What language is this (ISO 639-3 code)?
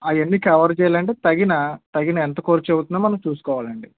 tel